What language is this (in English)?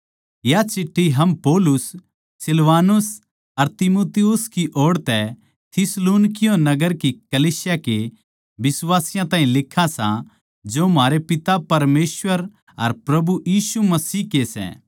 Haryanvi